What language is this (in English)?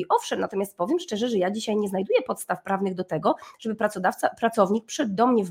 Polish